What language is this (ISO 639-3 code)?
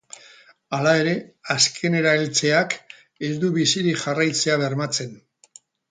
eus